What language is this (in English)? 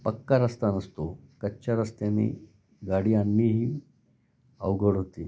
Marathi